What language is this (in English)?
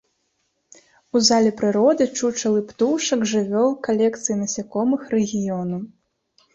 Belarusian